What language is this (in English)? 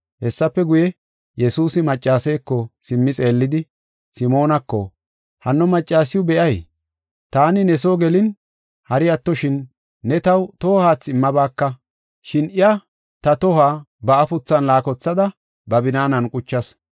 Gofa